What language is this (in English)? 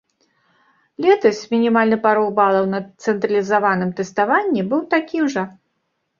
Belarusian